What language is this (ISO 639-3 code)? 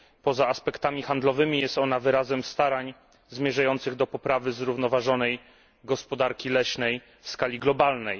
pol